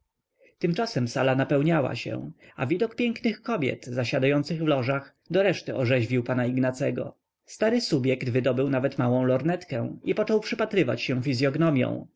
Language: Polish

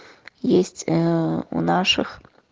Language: Russian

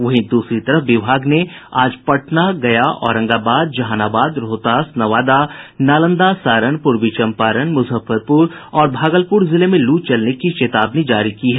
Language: Hindi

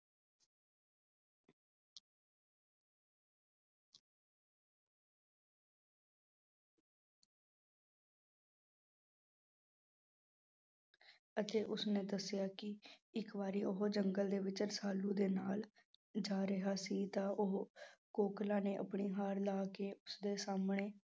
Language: Punjabi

